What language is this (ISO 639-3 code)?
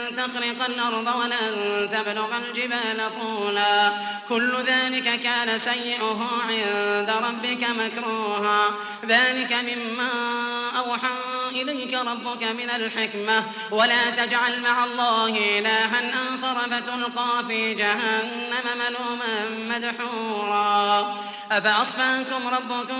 ara